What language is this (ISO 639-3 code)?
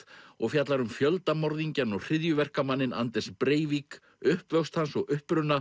isl